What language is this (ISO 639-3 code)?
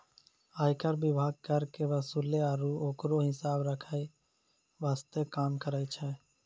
mai